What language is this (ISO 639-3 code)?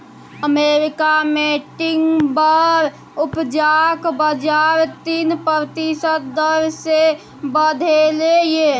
mai